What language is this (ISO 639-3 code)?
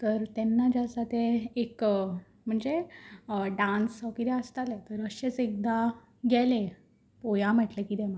kok